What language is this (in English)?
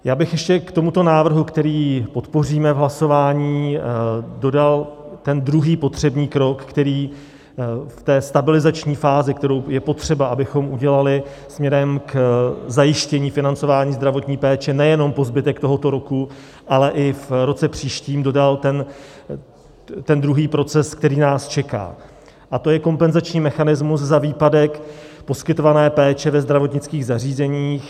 Czech